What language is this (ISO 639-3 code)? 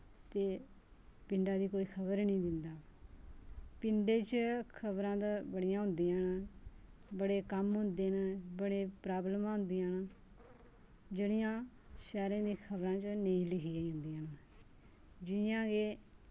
doi